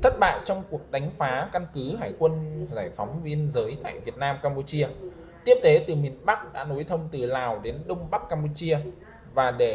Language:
Vietnamese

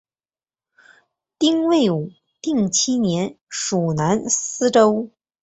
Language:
Chinese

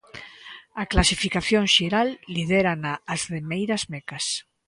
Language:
Galician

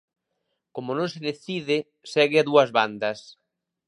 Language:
Galician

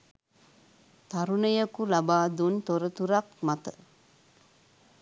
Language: Sinhala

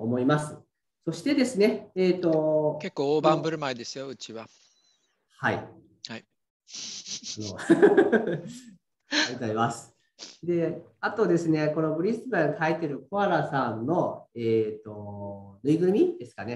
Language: Japanese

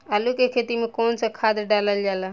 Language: Bhojpuri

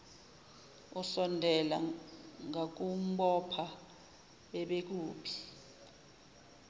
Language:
Zulu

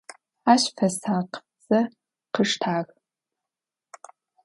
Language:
Adyghe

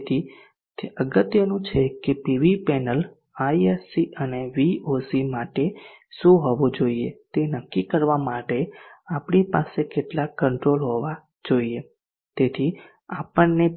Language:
Gujarati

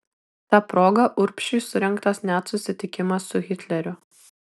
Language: Lithuanian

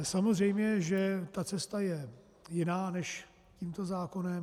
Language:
Czech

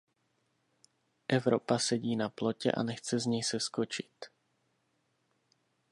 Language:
Czech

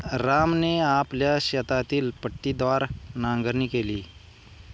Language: Marathi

